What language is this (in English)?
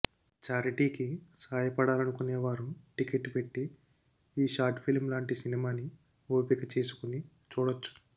Telugu